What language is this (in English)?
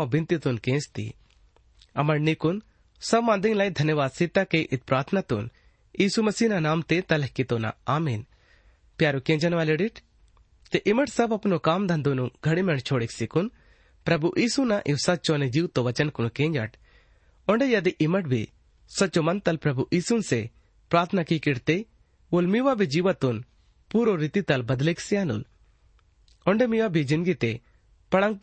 Hindi